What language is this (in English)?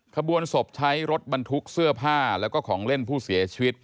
Thai